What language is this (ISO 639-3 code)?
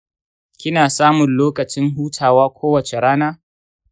hau